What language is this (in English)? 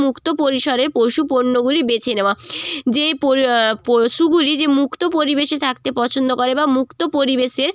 Bangla